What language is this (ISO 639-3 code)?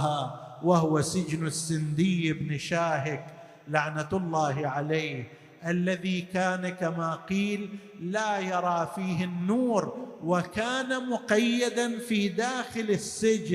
ara